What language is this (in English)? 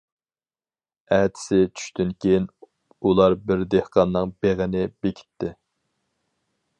Uyghur